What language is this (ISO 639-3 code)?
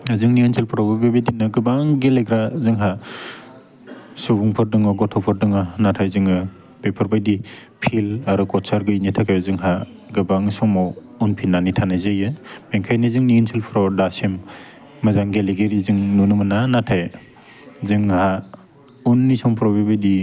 brx